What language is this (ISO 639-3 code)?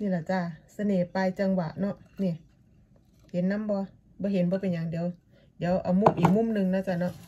tha